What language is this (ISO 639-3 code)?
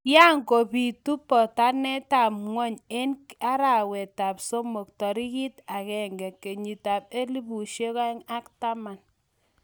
kln